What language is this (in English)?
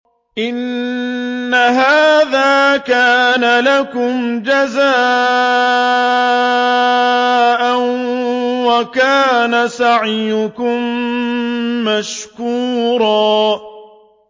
Arabic